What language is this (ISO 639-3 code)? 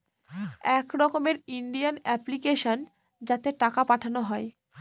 ben